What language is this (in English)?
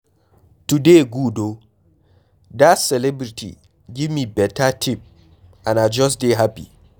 Nigerian Pidgin